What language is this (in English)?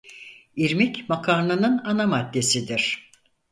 Turkish